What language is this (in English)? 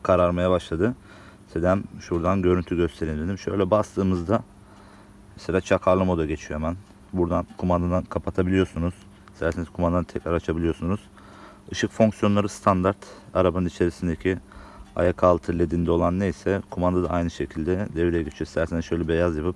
Turkish